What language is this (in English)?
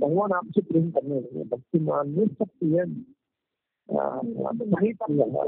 Hindi